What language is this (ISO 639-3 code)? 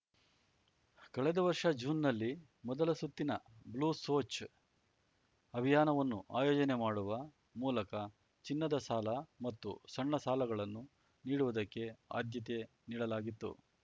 kan